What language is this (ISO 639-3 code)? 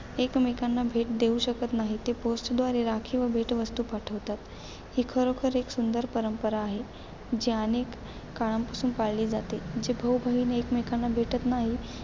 mar